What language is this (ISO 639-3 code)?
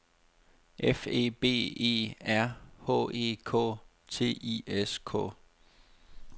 dan